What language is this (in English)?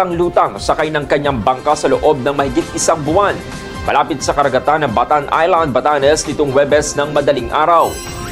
Filipino